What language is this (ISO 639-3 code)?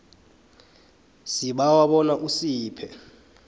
nbl